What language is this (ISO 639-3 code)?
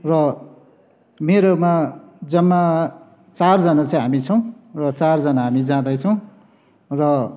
nep